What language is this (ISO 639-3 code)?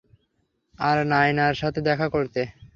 ben